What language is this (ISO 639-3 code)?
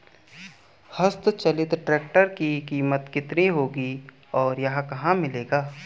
hin